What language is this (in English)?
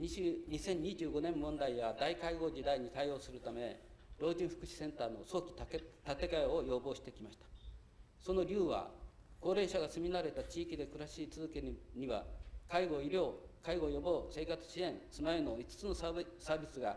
Japanese